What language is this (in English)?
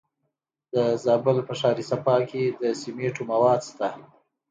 Pashto